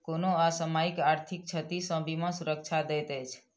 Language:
Maithili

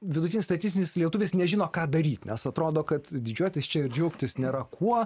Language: Lithuanian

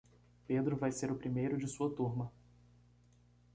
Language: Portuguese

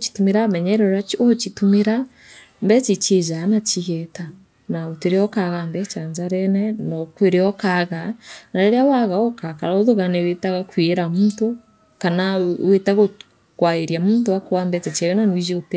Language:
Meru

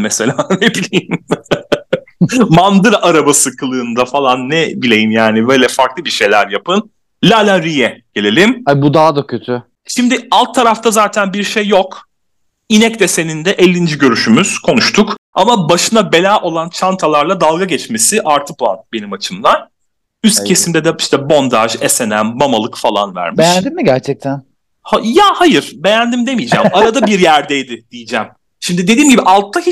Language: Turkish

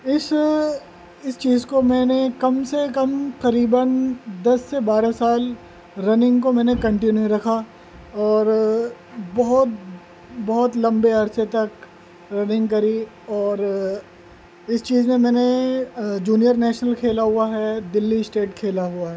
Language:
Urdu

